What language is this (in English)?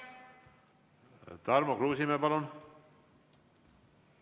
Estonian